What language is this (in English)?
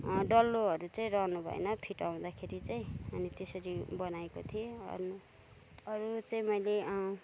Nepali